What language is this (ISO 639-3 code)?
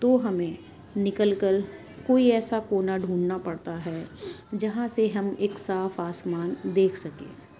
urd